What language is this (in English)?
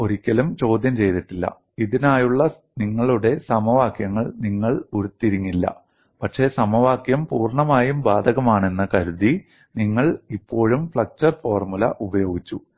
Malayalam